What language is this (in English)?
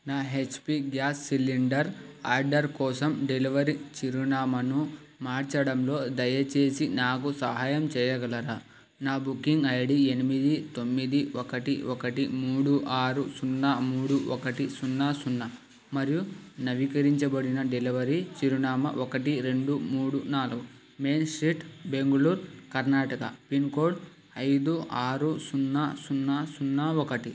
Telugu